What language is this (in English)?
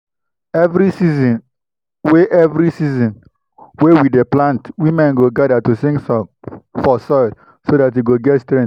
Nigerian Pidgin